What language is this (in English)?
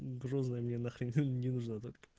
Russian